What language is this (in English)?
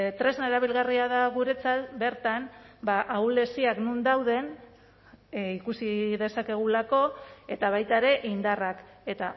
Basque